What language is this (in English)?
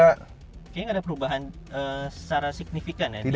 Indonesian